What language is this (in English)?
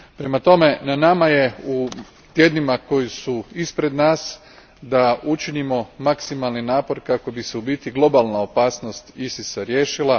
Croatian